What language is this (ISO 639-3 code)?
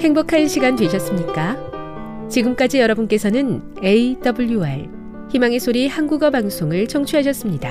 kor